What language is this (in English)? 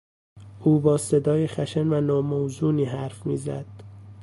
Persian